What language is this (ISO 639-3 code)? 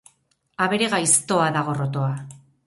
eus